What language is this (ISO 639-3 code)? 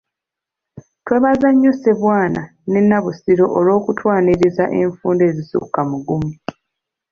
lug